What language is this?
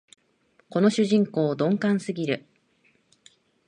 Japanese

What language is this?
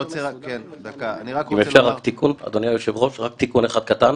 Hebrew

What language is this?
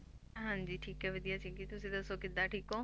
Punjabi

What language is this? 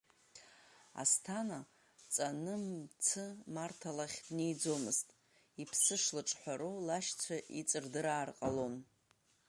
Abkhazian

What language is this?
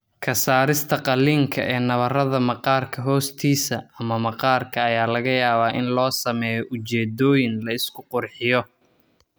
Somali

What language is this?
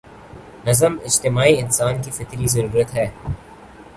Urdu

